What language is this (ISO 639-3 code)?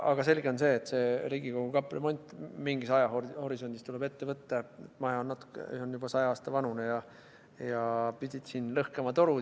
est